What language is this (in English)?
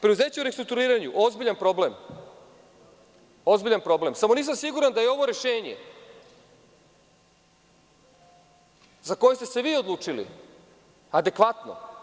Serbian